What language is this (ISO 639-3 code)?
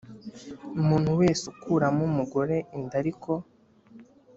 kin